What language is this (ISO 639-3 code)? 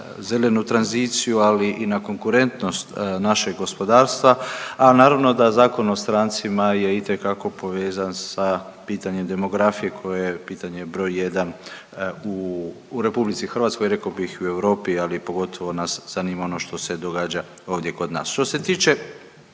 hrv